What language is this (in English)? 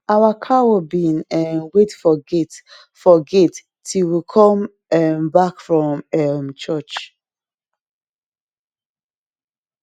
Nigerian Pidgin